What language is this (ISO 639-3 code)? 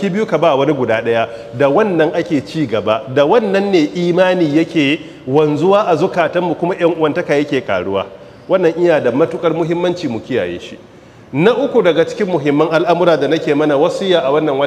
ara